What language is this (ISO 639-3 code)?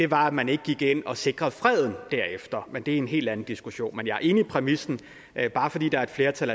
dan